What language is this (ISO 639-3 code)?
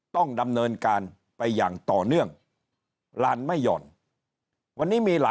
tha